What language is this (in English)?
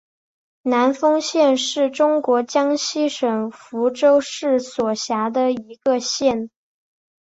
Chinese